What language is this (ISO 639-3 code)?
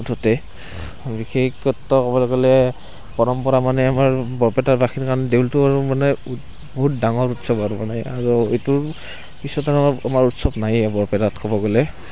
asm